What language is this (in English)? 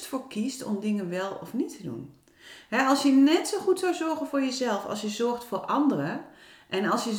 Dutch